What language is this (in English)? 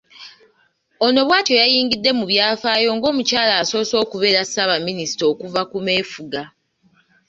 Ganda